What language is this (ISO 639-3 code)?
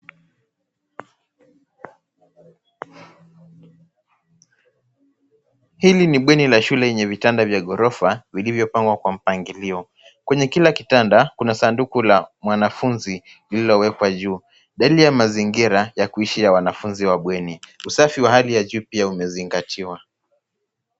swa